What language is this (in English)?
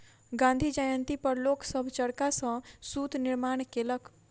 Maithili